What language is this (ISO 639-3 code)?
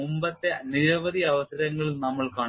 mal